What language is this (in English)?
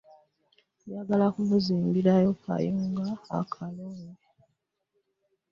Ganda